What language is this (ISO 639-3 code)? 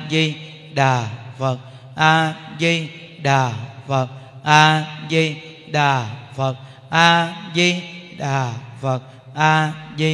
vie